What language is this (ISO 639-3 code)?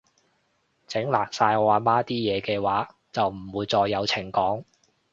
yue